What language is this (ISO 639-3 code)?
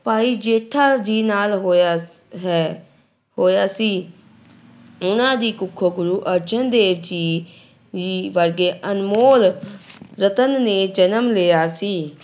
pan